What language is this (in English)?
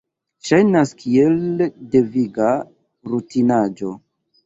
Esperanto